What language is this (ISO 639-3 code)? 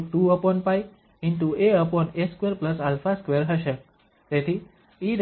guj